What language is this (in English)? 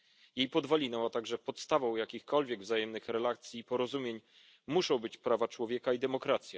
Polish